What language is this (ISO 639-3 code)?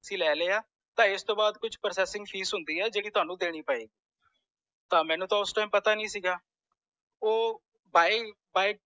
pan